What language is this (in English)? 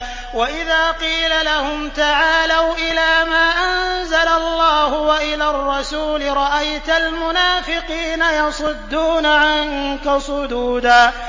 Arabic